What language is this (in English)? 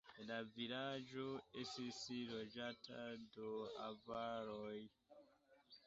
Esperanto